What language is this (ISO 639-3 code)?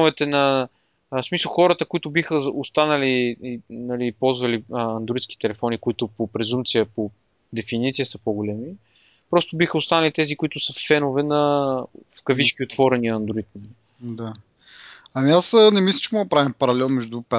bul